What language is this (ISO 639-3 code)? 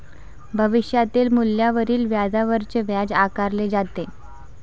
mar